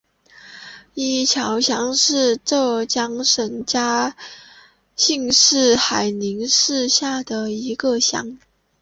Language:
Chinese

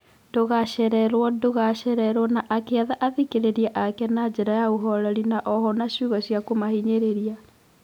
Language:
Kikuyu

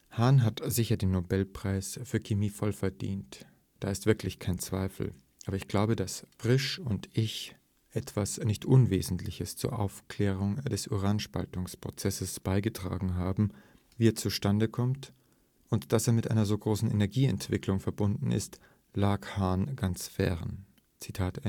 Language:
German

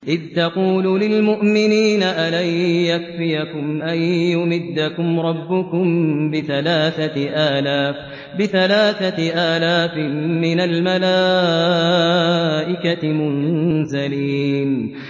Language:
Arabic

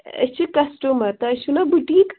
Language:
Kashmiri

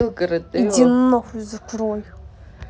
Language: Russian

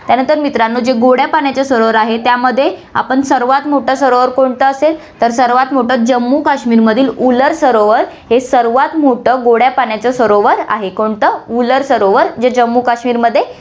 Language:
Marathi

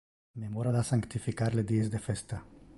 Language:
Interlingua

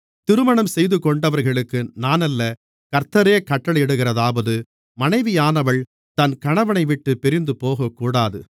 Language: Tamil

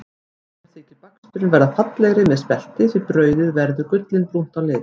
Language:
Icelandic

